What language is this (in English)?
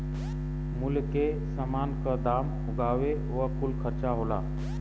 Bhojpuri